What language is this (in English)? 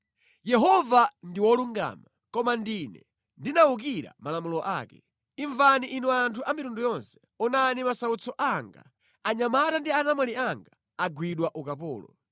Nyanja